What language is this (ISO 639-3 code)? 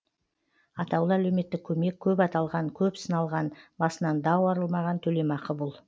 kaz